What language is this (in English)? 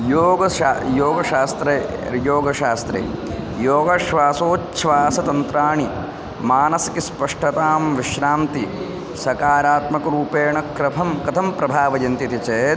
Sanskrit